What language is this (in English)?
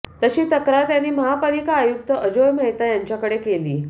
Marathi